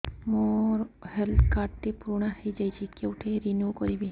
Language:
Odia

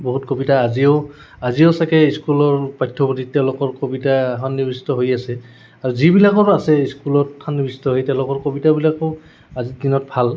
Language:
Assamese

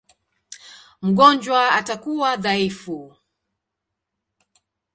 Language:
Swahili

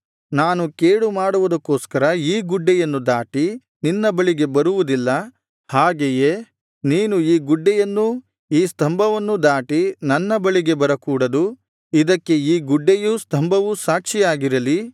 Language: Kannada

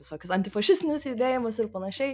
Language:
Lithuanian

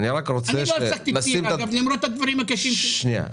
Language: Hebrew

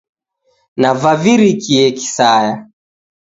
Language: Taita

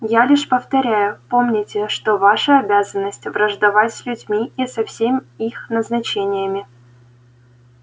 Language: Russian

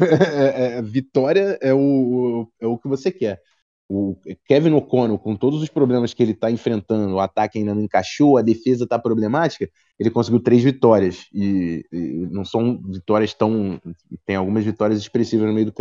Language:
Portuguese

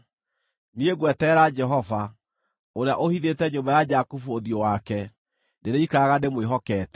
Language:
Kikuyu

